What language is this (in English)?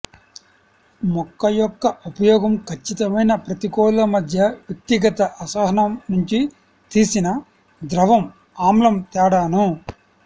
Telugu